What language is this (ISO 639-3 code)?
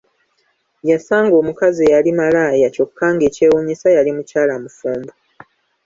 lug